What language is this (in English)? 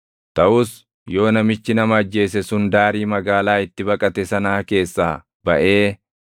Oromo